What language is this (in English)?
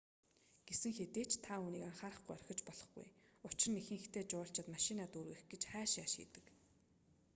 Mongolian